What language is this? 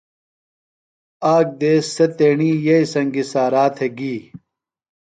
Phalura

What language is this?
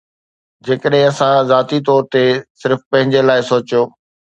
Sindhi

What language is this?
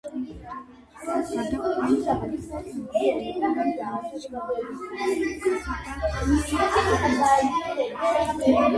Georgian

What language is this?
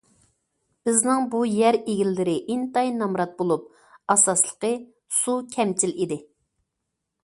Uyghur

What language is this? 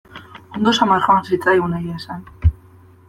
Basque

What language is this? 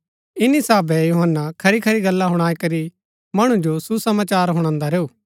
Gaddi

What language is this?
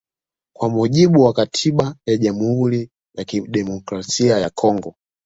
Swahili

